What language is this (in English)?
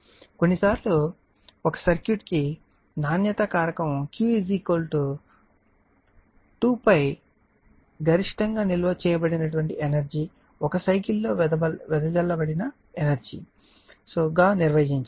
Telugu